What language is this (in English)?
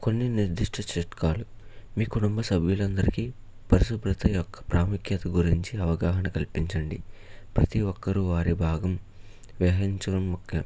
Telugu